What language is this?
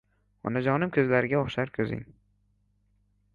Uzbek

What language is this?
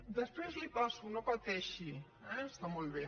Catalan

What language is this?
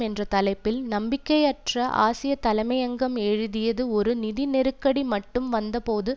Tamil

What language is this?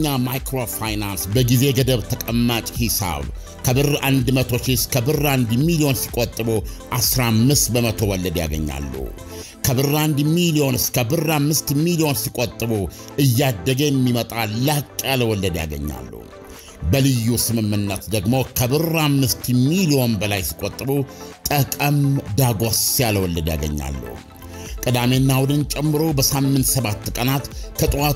Arabic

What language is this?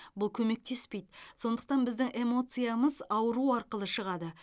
Kazakh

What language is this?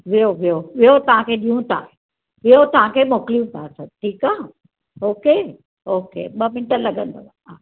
Sindhi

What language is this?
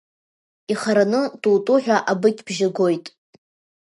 Abkhazian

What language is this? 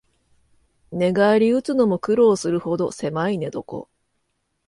Japanese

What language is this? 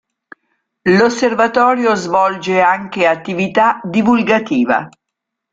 Italian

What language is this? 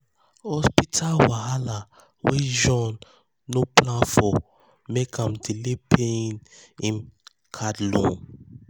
Nigerian Pidgin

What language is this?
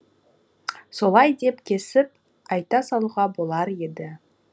Kazakh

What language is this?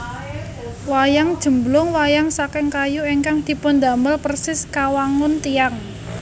Javanese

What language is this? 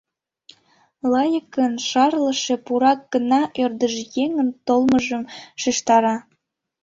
Mari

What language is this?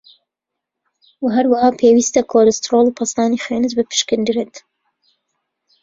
Central Kurdish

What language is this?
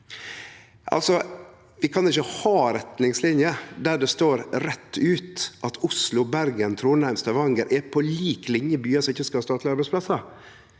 Norwegian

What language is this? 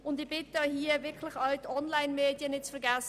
Swiss German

